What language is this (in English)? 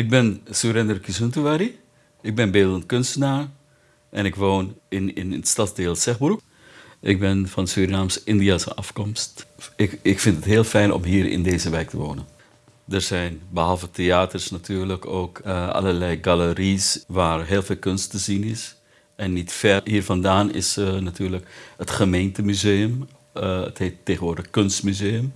Dutch